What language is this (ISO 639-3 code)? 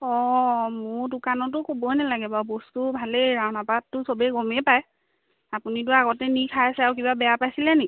asm